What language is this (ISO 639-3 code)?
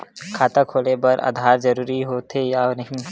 hne